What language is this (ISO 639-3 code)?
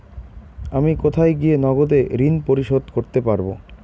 ben